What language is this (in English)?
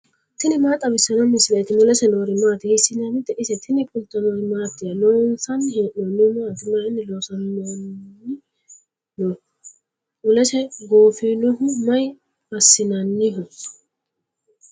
Sidamo